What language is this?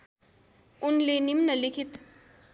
Nepali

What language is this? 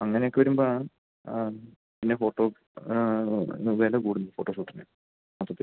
Malayalam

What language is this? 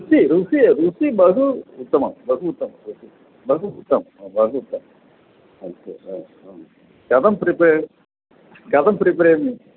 Sanskrit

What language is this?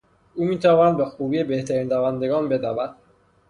Persian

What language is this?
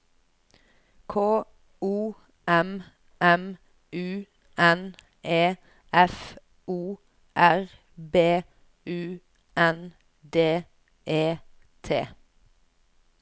Norwegian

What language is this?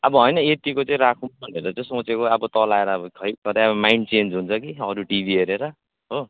Nepali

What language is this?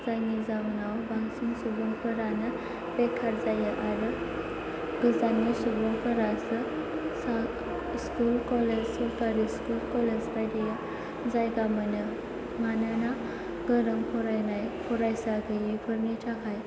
Bodo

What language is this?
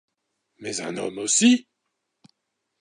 French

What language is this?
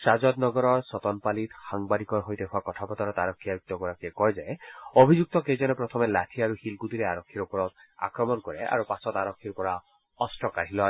Assamese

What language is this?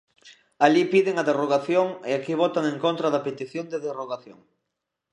Galician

